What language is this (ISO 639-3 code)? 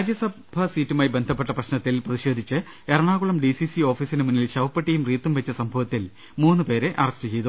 mal